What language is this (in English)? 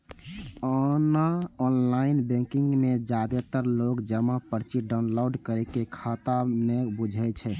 Maithili